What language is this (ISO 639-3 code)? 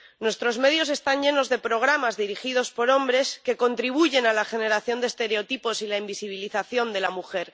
spa